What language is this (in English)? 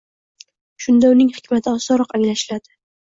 Uzbek